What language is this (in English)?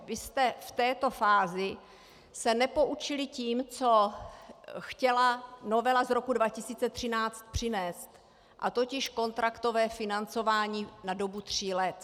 Czech